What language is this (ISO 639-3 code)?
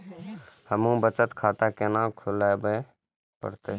mai